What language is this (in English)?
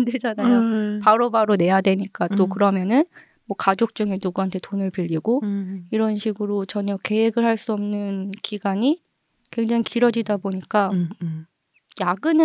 Korean